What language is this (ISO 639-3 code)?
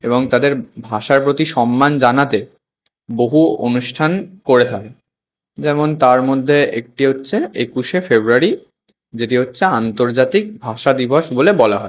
ben